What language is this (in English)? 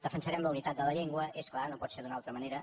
Catalan